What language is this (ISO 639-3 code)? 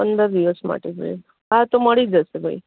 guj